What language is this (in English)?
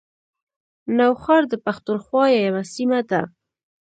Pashto